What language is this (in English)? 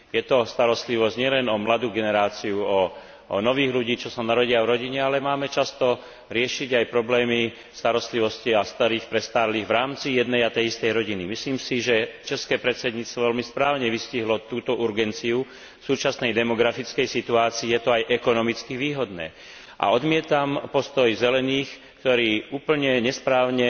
Slovak